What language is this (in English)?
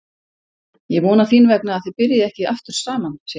Icelandic